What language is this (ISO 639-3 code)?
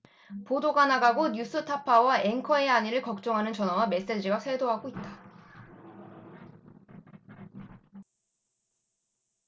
kor